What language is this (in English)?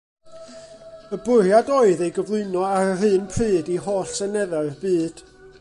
Welsh